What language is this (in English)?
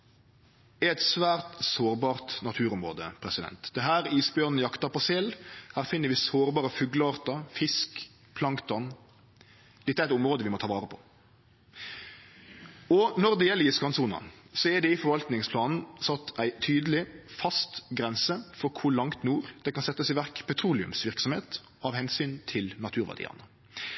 Norwegian Nynorsk